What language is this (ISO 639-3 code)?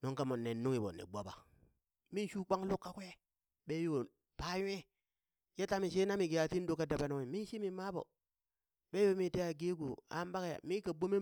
bys